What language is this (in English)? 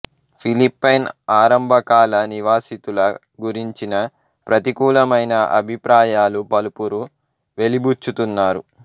Telugu